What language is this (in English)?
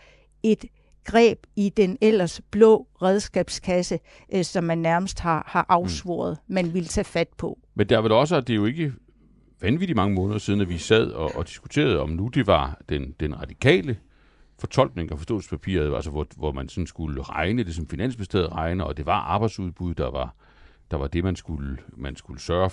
Danish